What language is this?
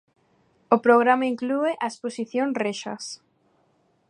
Galician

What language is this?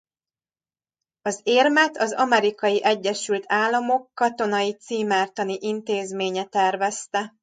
Hungarian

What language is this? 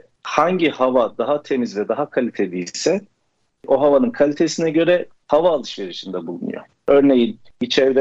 Turkish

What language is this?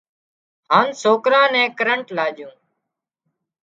Wadiyara Koli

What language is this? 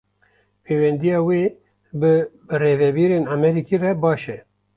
Kurdish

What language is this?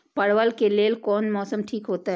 Maithili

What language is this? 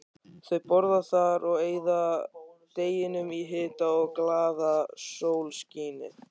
Icelandic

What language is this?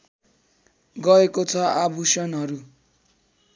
Nepali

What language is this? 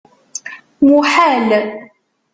Kabyle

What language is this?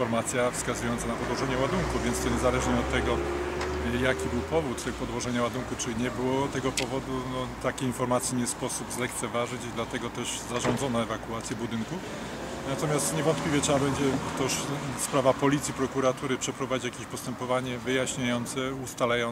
Polish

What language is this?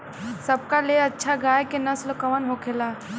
Bhojpuri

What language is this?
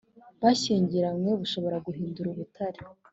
Kinyarwanda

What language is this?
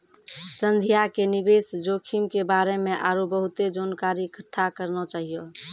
Maithili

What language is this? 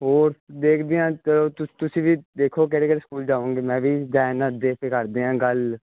Punjabi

